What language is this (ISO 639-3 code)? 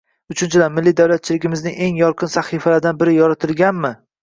uzb